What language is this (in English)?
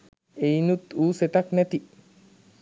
Sinhala